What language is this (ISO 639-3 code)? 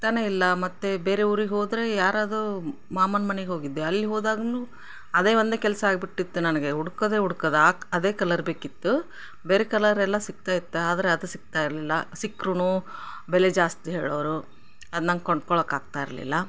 kan